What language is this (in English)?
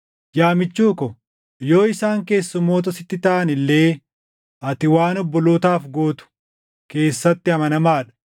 Oromo